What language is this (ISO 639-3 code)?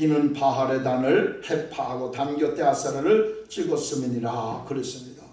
kor